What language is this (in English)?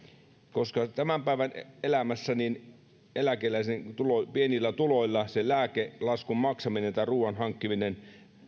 Finnish